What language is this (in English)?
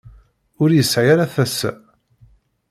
Kabyle